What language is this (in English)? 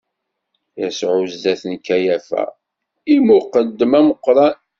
Kabyle